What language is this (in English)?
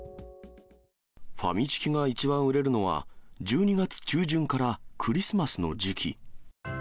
Japanese